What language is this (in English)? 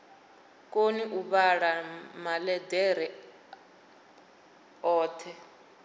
Venda